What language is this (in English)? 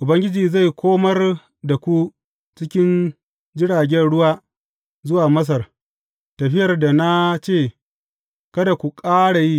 Hausa